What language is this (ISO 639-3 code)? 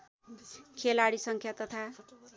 nep